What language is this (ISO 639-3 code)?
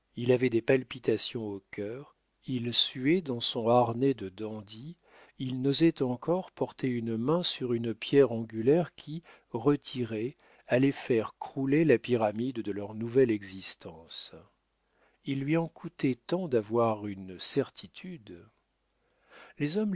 fra